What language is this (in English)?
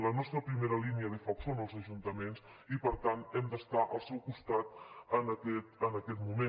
Catalan